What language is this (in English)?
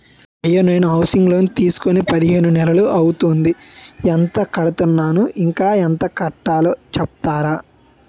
Telugu